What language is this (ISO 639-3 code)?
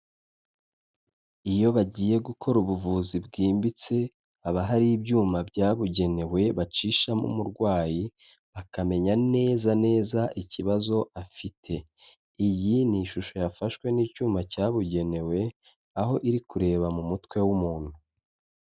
kin